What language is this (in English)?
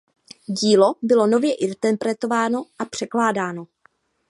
Czech